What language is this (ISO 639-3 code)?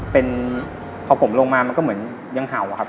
tha